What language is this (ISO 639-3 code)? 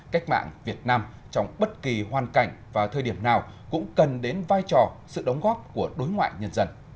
vie